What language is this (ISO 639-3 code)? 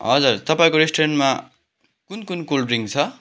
nep